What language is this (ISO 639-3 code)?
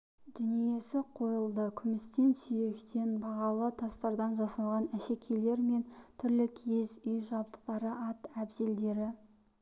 kaz